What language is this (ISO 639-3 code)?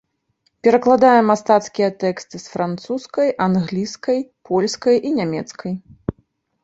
bel